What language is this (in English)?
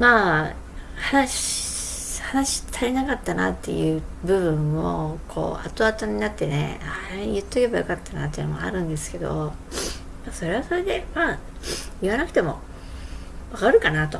Japanese